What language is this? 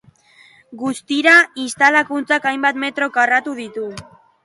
Basque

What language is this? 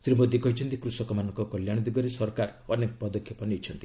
Odia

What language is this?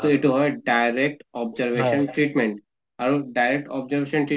Assamese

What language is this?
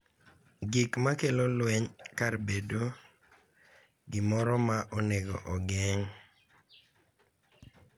Luo (Kenya and Tanzania)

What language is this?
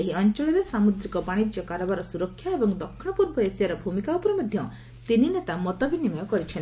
Odia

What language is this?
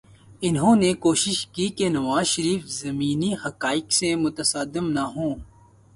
Urdu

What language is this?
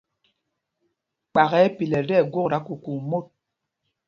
Mpumpong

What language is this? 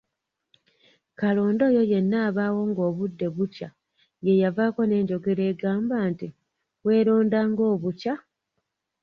Ganda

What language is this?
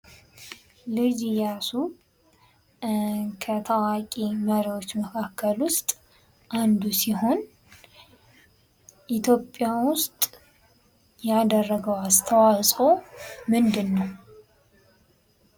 Amharic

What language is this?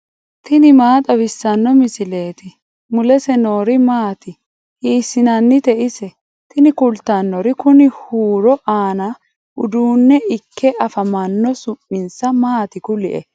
Sidamo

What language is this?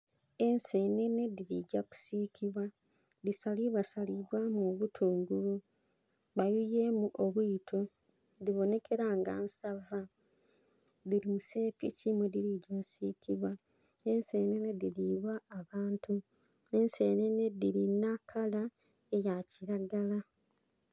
Soga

